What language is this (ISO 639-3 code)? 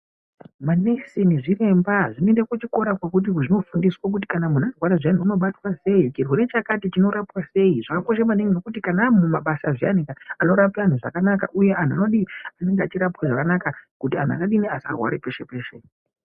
ndc